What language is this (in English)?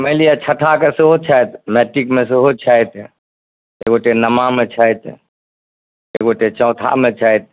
Maithili